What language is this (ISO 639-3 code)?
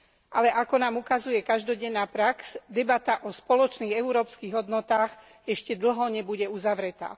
slk